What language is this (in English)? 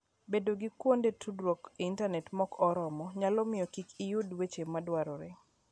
Luo (Kenya and Tanzania)